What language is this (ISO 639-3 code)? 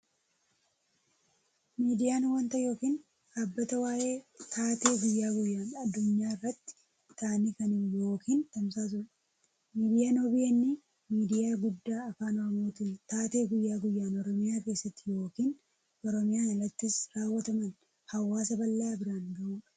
orm